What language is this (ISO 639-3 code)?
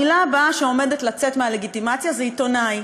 heb